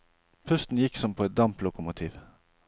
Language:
Norwegian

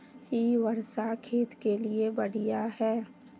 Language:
Magahi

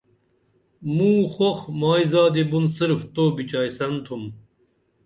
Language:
Dameli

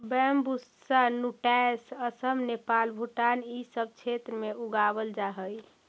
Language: Magahi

